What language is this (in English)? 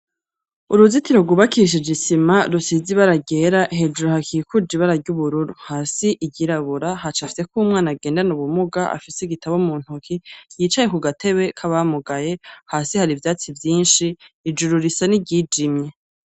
Rundi